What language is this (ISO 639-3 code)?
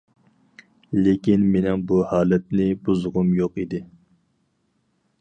uig